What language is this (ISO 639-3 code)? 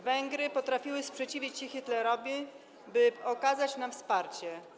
pol